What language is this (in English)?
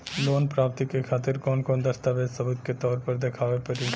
Bhojpuri